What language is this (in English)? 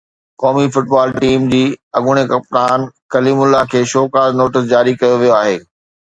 Sindhi